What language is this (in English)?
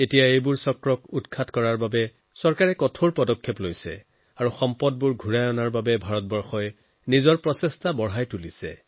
Assamese